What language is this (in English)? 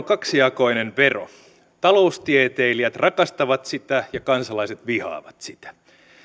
Finnish